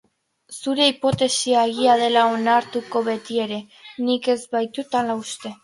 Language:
Basque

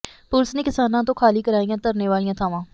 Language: Punjabi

